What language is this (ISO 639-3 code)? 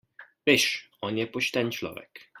slv